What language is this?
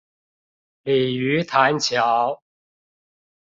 Chinese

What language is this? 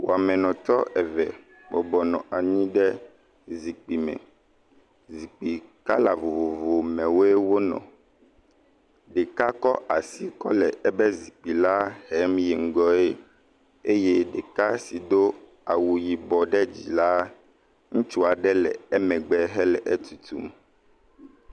Ewe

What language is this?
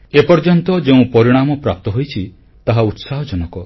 Odia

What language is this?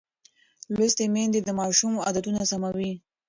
Pashto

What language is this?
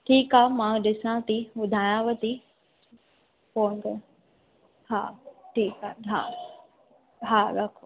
Sindhi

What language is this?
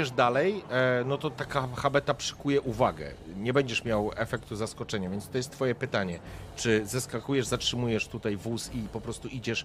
Polish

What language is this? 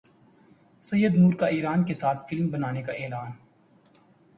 Urdu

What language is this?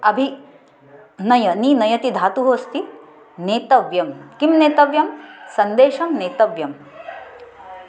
Sanskrit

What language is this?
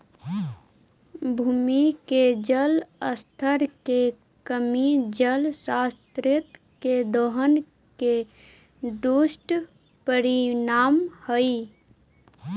Magahi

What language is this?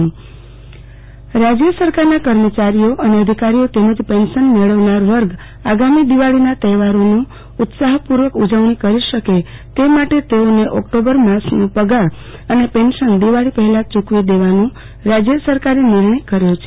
Gujarati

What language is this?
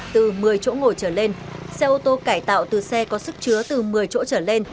Vietnamese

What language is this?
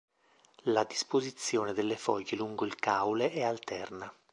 Italian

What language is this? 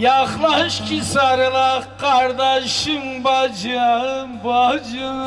Turkish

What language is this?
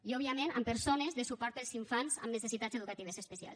Catalan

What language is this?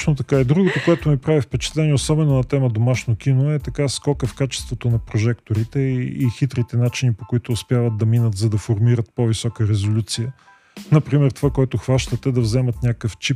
Bulgarian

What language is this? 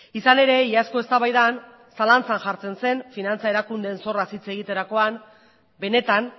Basque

